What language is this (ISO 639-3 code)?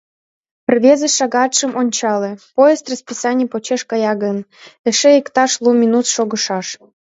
chm